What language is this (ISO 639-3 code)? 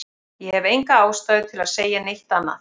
isl